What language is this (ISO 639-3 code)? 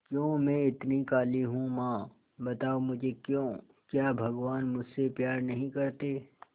hin